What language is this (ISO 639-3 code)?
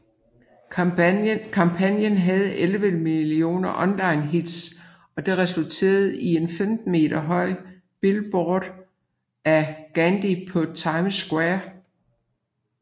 dan